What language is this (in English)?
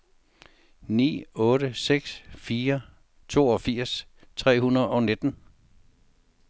Danish